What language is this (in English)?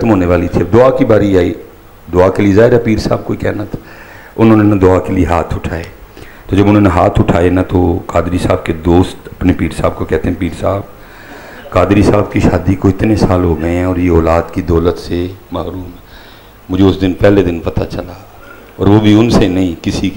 Punjabi